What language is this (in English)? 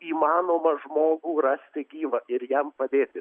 Lithuanian